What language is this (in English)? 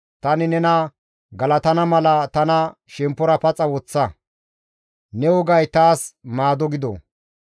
Gamo